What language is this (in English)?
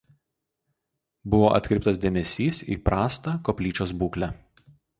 Lithuanian